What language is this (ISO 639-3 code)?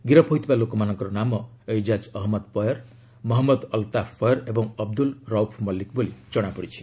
ori